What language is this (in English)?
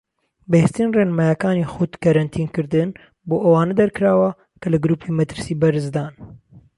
Central Kurdish